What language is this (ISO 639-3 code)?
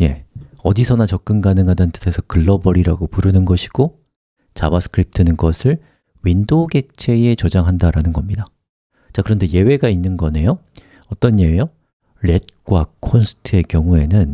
kor